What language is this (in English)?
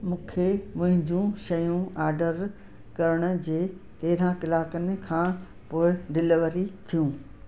Sindhi